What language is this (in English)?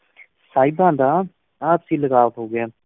Punjabi